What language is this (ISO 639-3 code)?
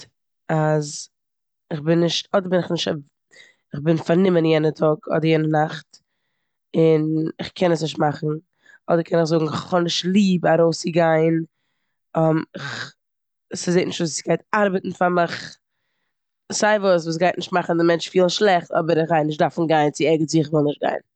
yid